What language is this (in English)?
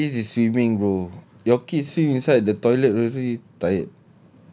English